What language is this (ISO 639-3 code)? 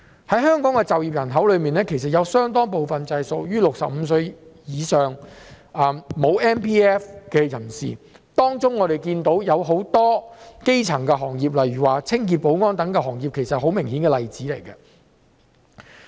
yue